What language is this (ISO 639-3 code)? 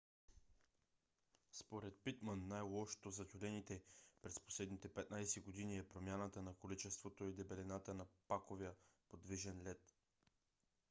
bul